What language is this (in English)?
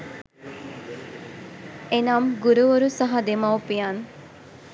Sinhala